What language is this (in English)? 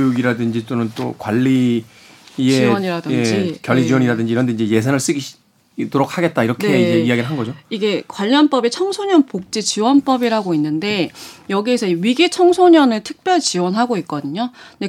Korean